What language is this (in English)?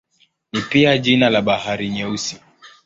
Swahili